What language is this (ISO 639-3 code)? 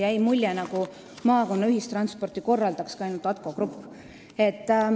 est